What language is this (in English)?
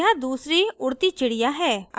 Hindi